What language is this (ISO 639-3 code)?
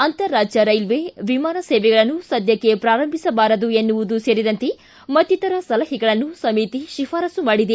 kan